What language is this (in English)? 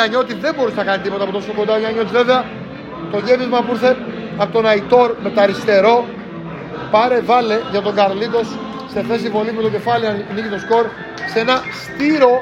Greek